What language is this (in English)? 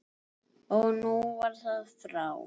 Icelandic